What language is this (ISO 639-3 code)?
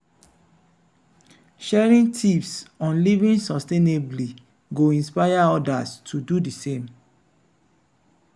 pcm